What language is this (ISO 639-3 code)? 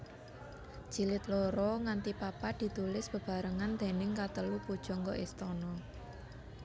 jav